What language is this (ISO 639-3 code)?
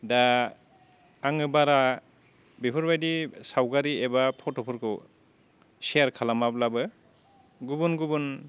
brx